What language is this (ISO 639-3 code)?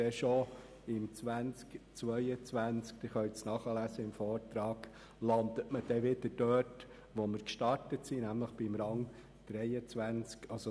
gsw